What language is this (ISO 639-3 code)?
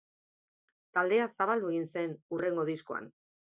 eus